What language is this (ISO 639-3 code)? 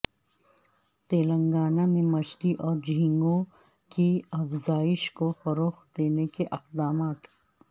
urd